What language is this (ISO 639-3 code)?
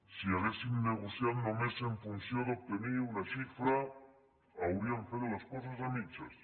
cat